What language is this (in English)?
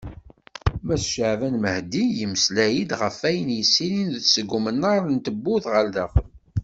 Kabyle